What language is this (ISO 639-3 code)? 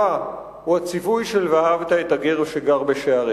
heb